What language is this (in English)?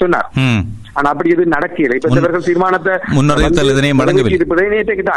Tamil